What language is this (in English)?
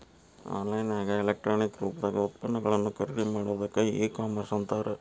Kannada